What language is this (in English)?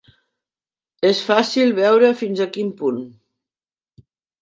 Catalan